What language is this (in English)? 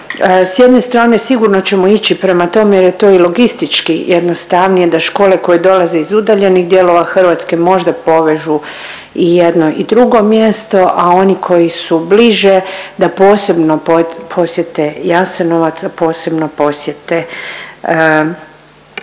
Croatian